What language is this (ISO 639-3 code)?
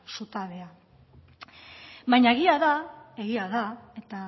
eus